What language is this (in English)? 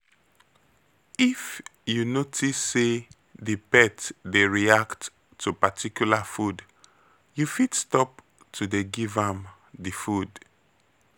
Nigerian Pidgin